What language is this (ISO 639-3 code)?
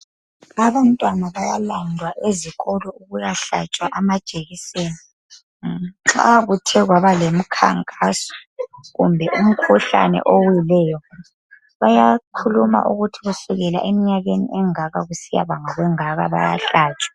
nde